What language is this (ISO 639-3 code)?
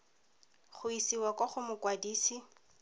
tsn